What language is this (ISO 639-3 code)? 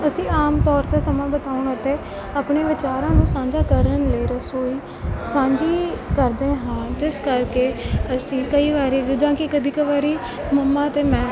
pan